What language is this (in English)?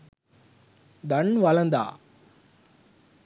Sinhala